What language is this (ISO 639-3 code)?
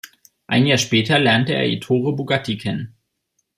deu